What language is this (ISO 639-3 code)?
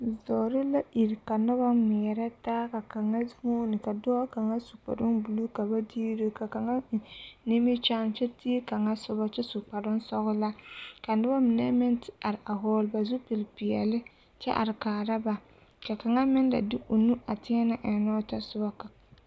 dga